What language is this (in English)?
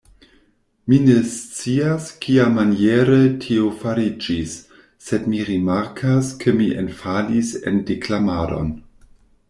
Esperanto